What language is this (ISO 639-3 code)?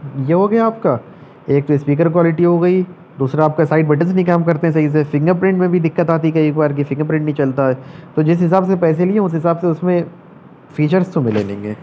urd